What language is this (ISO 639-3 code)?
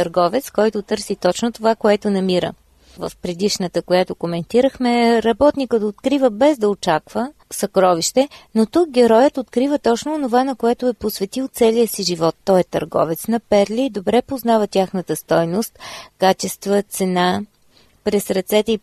bul